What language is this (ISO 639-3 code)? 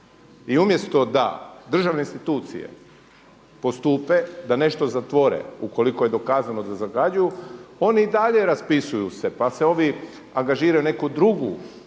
hrv